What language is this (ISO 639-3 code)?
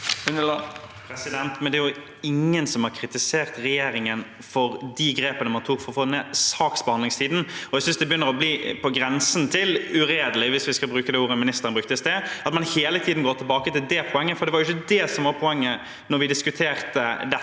nor